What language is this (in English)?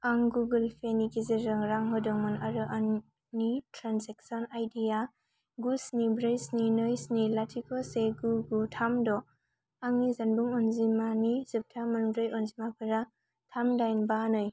Bodo